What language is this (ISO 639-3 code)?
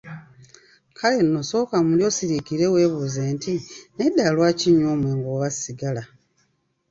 lug